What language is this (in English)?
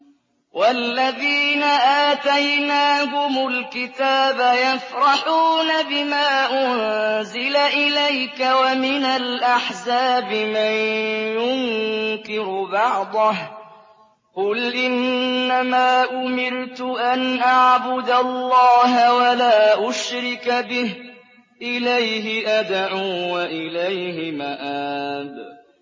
Arabic